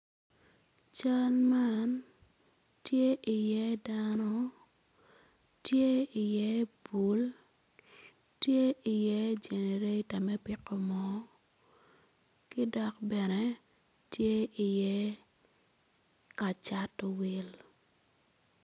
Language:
Acoli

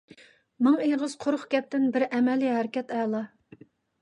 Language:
Uyghur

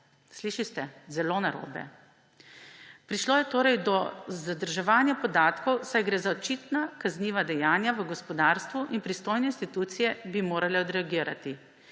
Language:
Slovenian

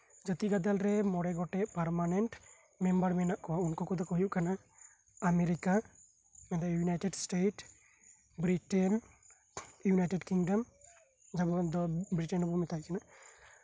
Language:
Santali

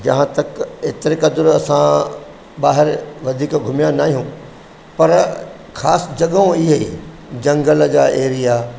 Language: Sindhi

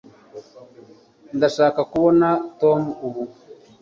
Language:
Kinyarwanda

